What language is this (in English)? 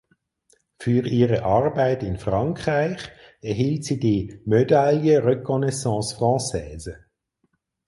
German